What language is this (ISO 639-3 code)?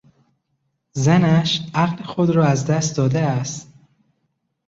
fas